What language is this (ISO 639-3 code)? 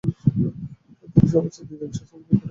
ben